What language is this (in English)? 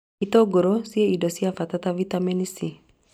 Kikuyu